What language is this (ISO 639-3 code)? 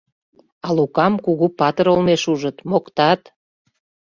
chm